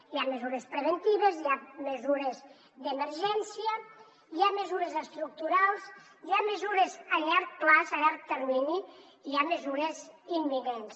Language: Catalan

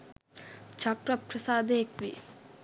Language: Sinhala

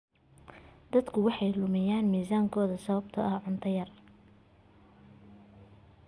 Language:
Somali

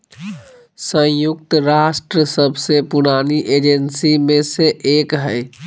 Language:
Magahi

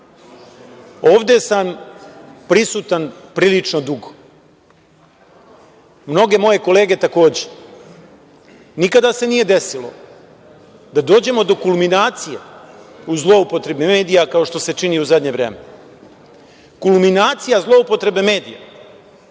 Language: Serbian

